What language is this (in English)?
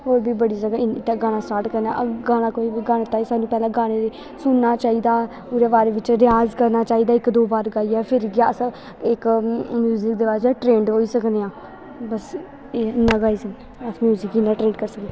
Dogri